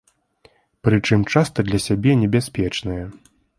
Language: Belarusian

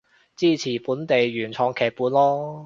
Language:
Cantonese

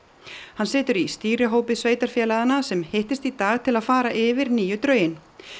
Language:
Icelandic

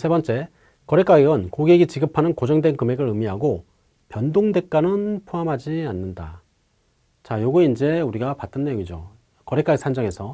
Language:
Korean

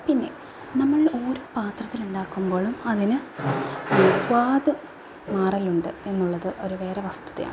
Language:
Malayalam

